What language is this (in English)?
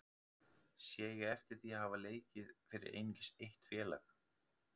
Icelandic